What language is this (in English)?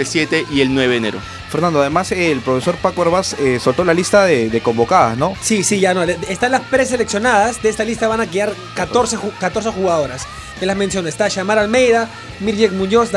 Spanish